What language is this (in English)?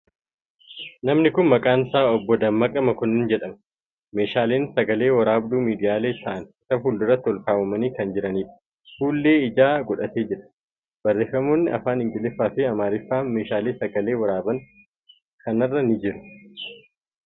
Oromo